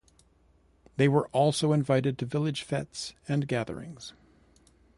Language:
English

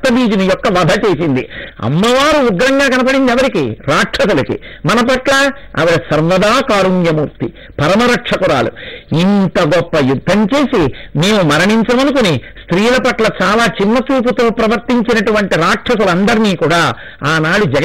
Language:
Telugu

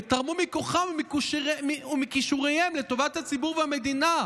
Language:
Hebrew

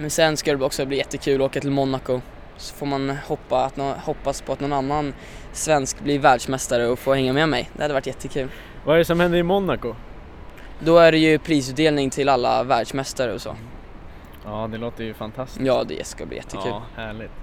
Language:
Swedish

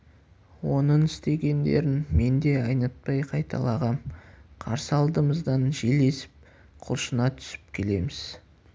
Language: Kazakh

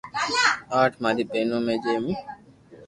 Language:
Loarki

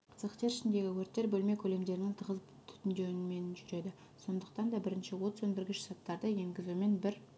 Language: Kazakh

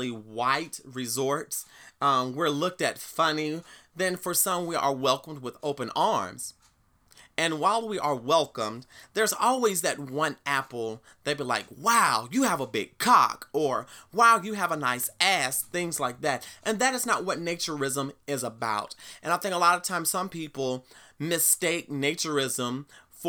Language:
English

